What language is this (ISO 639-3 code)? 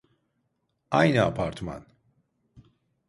tur